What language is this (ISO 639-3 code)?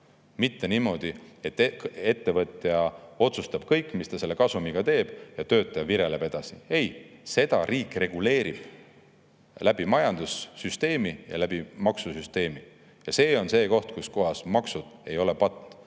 est